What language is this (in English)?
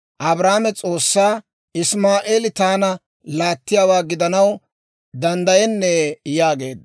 Dawro